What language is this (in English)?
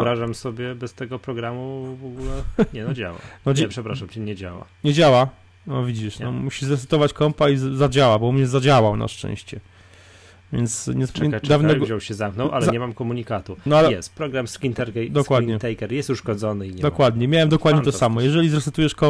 Polish